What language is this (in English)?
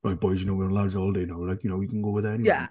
Welsh